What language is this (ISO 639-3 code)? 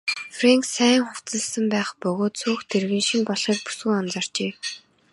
mon